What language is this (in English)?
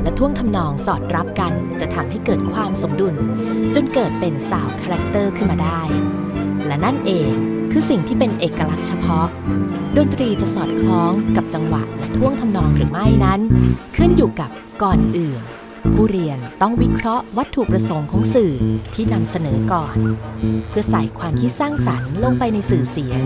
Thai